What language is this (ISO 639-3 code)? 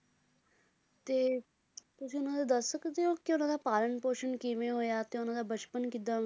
pan